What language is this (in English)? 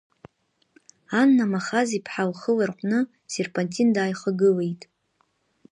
Abkhazian